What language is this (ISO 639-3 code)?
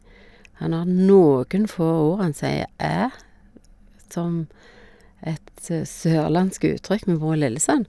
nor